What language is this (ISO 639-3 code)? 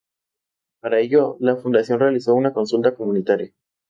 spa